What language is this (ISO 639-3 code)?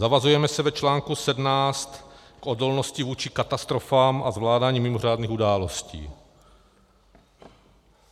ces